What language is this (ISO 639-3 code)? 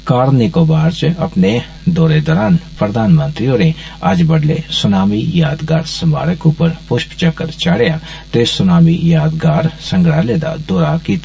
doi